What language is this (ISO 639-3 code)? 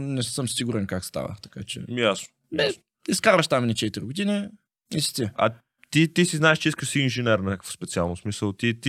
bul